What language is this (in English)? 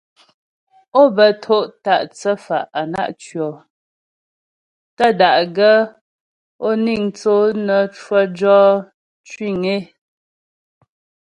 Ghomala